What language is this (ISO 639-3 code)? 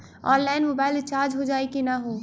bho